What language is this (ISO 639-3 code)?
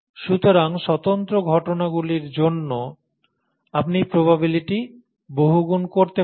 ben